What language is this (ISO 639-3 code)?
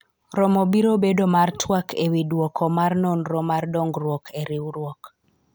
luo